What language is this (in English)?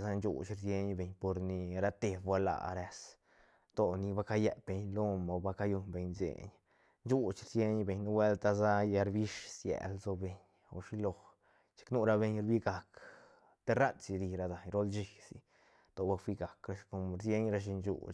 Santa Catarina Albarradas Zapotec